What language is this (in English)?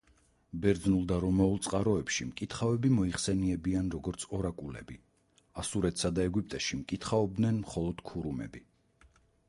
Georgian